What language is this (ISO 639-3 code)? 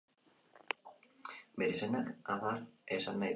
eus